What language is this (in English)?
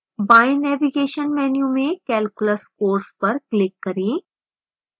Hindi